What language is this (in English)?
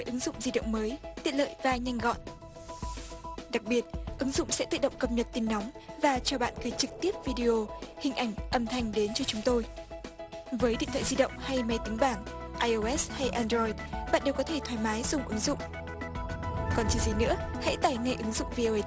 Vietnamese